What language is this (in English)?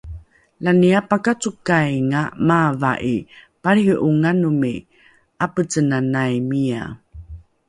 Rukai